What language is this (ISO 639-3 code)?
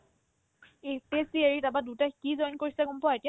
asm